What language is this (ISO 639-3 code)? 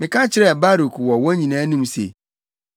aka